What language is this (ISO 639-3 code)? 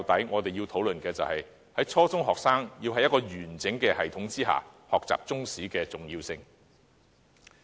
yue